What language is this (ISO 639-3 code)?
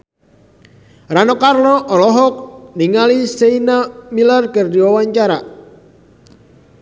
sun